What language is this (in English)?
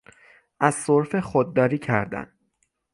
Persian